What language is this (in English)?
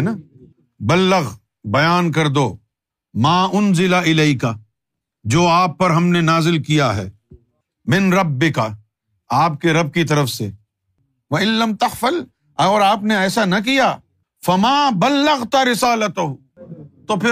Urdu